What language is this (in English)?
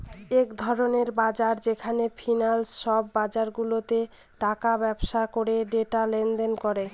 Bangla